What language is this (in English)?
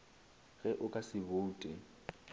Northern Sotho